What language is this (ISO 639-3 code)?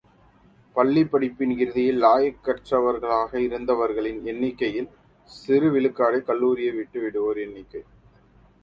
tam